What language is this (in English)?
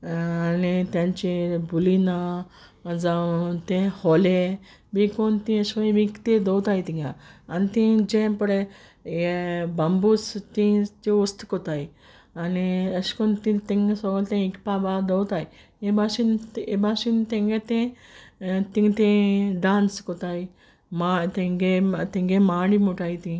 Konkani